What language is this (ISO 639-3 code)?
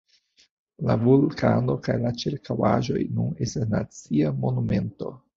epo